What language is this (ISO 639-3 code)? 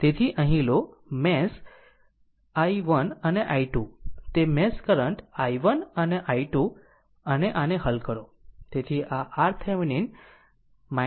guj